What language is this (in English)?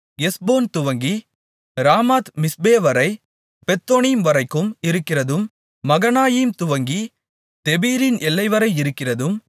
Tamil